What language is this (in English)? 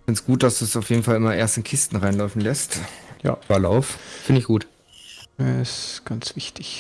German